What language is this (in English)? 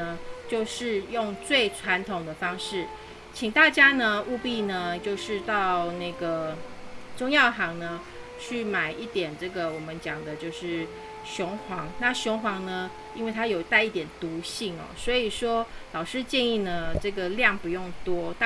Chinese